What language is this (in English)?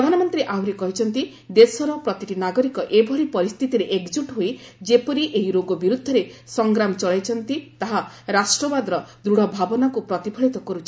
Odia